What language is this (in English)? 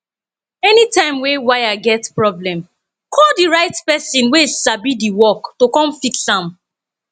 Nigerian Pidgin